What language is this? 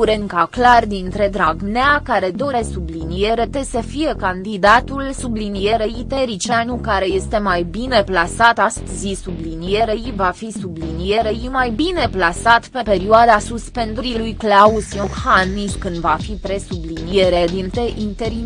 Romanian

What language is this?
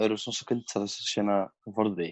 Welsh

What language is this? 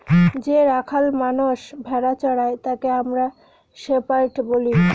Bangla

